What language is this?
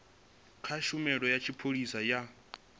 Venda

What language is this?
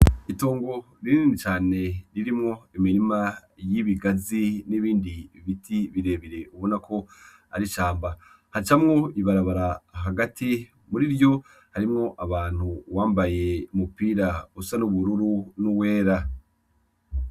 Rundi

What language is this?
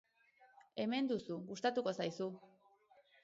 Basque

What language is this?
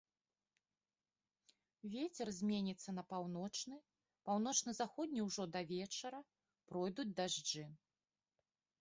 Belarusian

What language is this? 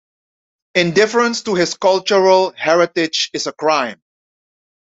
English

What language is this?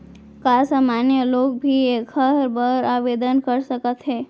Chhattisgarhi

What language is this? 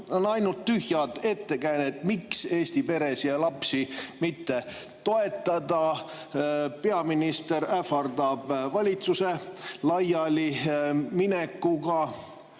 Estonian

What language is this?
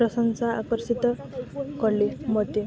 Odia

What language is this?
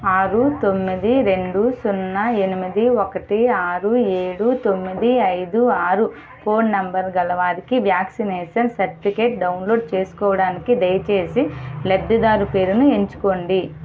Telugu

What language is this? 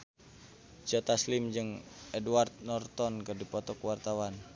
Sundanese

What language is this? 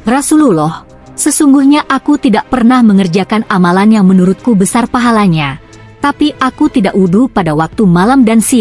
Indonesian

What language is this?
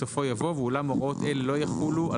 Hebrew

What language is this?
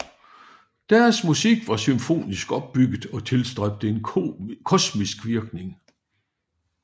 Danish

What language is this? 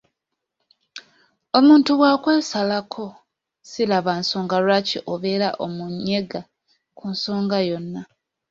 Ganda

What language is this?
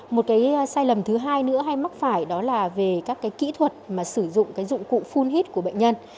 Vietnamese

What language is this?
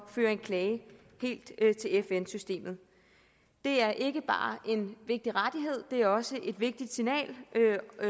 Danish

